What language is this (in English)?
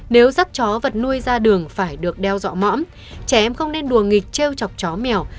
Vietnamese